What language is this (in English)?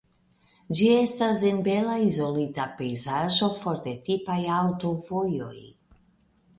Esperanto